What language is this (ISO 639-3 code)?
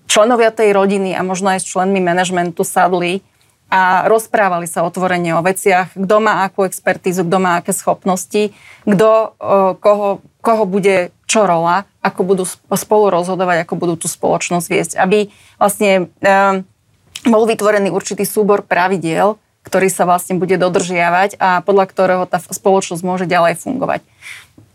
slk